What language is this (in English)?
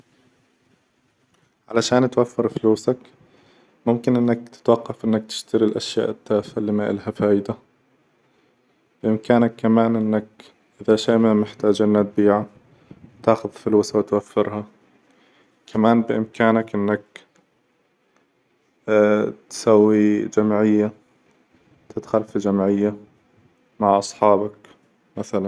Hijazi Arabic